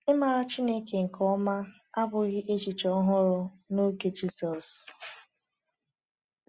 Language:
Igbo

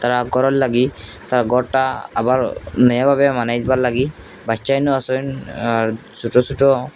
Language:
Bangla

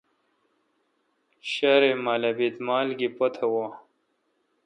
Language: Kalkoti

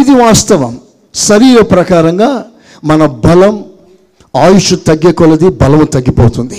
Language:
Telugu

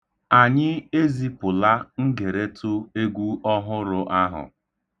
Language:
Igbo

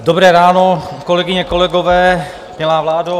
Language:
Czech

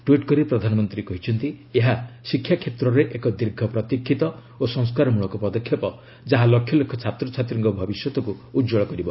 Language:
Odia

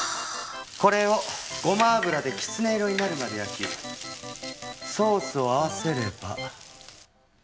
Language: Japanese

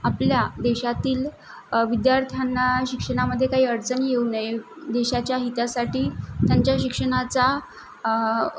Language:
Marathi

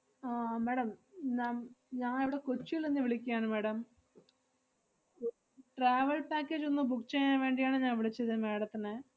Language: Malayalam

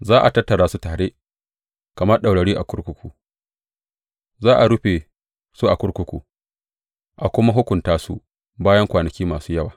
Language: Hausa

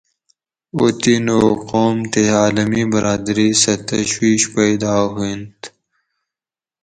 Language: Gawri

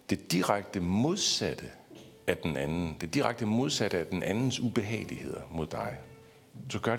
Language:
Danish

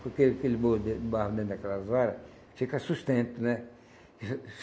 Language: Portuguese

